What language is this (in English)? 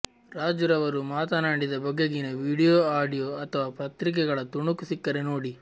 Kannada